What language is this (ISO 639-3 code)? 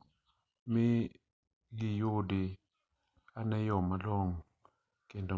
luo